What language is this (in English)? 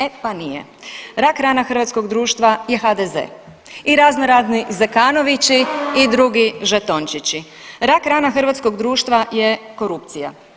Croatian